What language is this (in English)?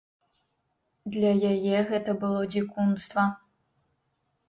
Belarusian